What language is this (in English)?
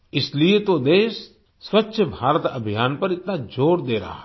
Hindi